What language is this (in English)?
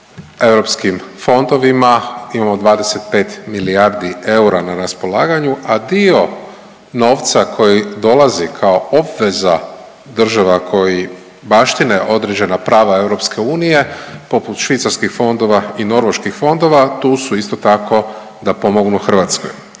Croatian